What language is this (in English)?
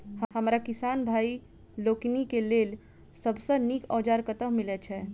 Maithili